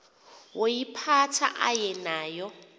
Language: Xhosa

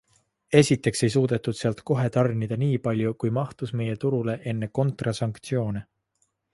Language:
Estonian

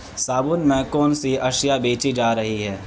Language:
Urdu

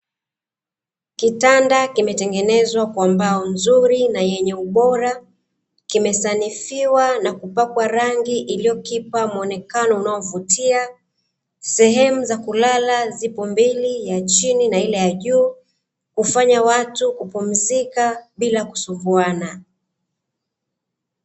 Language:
Swahili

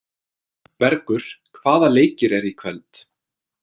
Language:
Icelandic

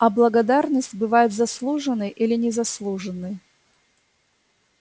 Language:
Russian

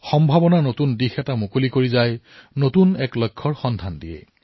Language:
Assamese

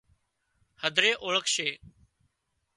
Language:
Wadiyara Koli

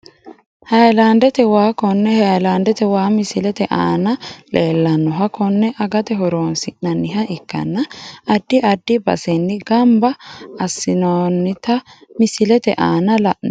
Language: Sidamo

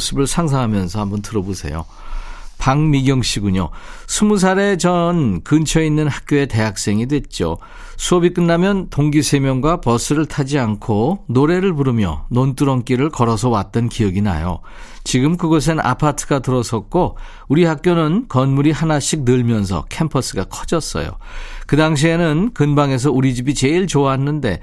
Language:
Korean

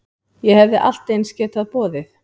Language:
Icelandic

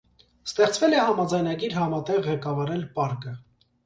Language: Armenian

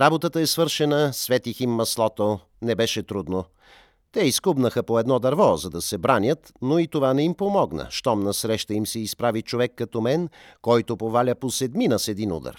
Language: Bulgarian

